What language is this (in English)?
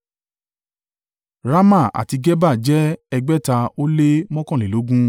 Yoruba